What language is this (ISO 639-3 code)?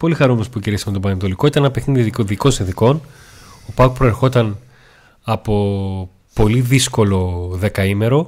ell